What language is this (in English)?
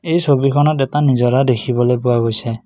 Assamese